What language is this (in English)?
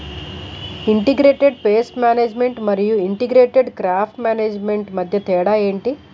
Telugu